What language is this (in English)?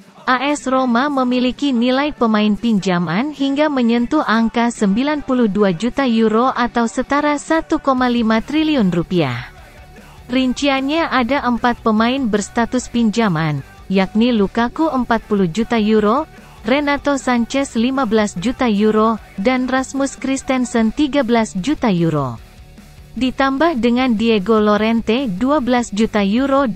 Indonesian